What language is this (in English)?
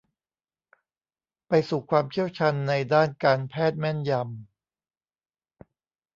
Thai